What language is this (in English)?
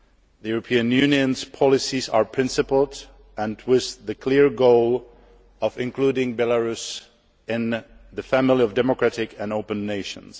English